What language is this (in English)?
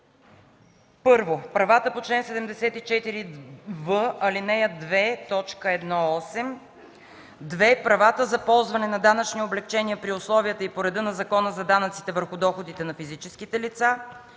Bulgarian